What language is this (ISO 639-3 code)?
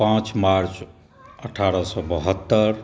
mai